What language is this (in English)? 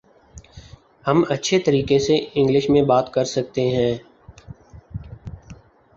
Urdu